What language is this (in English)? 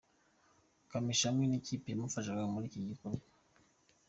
Kinyarwanda